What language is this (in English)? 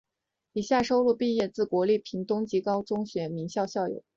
Chinese